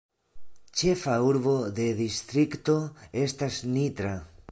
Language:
Esperanto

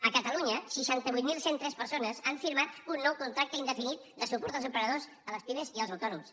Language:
Catalan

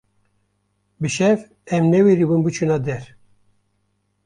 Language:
Kurdish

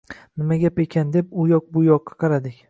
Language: Uzbek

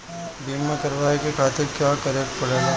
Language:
Bhojpuri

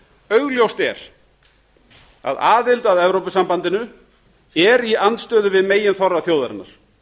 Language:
Icelandic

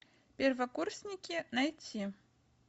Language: Russian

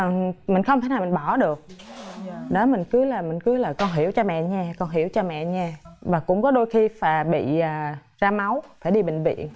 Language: Vietnamese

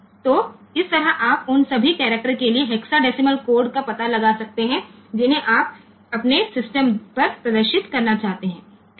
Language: Gujarati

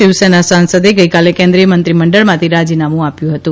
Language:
Gujarati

